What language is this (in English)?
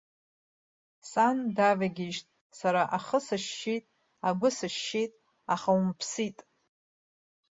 Abkhazian